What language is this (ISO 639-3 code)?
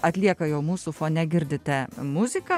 lit